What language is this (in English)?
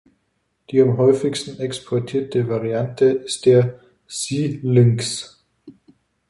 German